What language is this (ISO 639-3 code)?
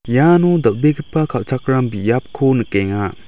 grt